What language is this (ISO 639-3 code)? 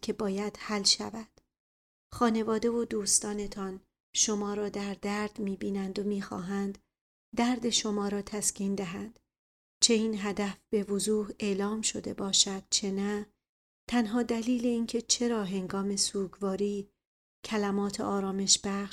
fas